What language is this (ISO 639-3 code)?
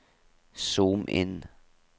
nor